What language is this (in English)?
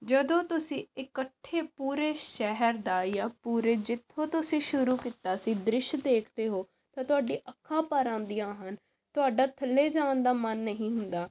Punjabi